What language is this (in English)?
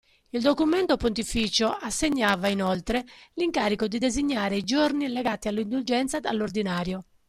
Italian